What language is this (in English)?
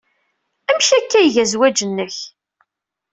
Kabyle